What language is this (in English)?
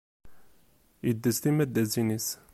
Kabyle